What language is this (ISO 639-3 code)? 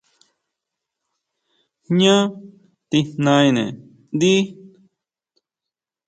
mau